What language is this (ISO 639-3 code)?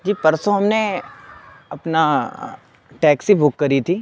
urd